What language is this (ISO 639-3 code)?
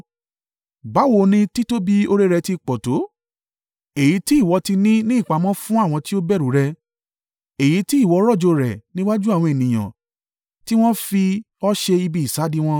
yor